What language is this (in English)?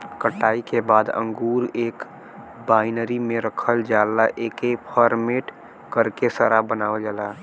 Bhojpuri